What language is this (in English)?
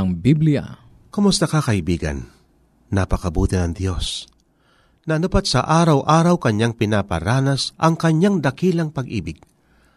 Filipino